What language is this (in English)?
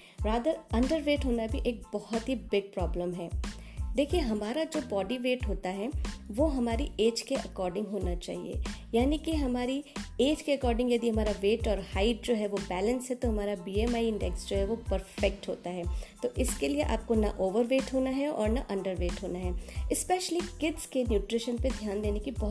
Hindi